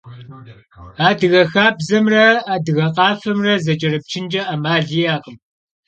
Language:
Kabardian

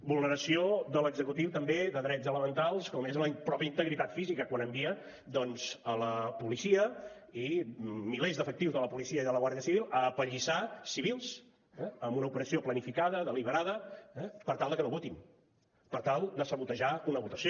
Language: Catalan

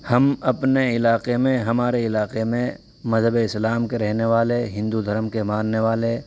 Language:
Urdu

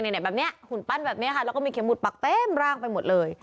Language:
Thai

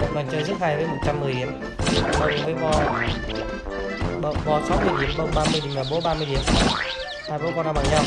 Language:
Vietnamese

